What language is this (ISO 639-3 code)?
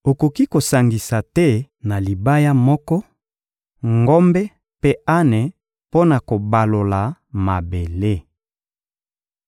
lin